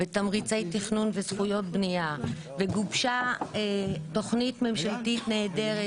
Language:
Hebrew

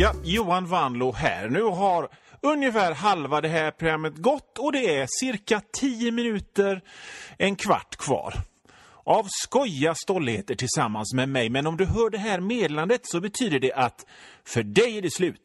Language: Swedish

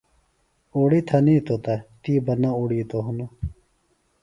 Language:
Phalura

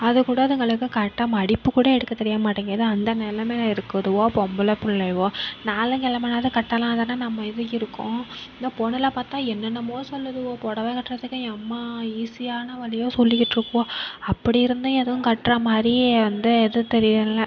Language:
Tamil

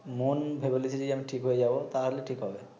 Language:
Bangla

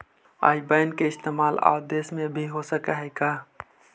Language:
Magahi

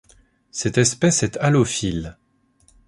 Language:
French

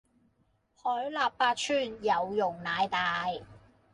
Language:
Cantonese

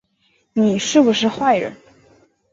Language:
Chinese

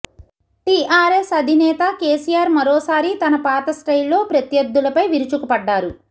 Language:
Telugu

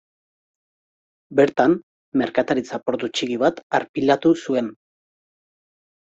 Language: Basque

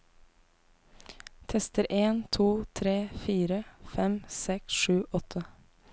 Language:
Norwegian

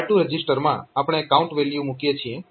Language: Gujarati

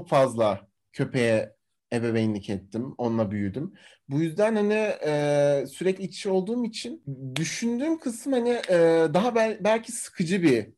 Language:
Turkish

